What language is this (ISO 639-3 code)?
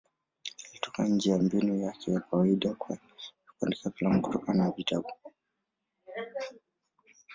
swa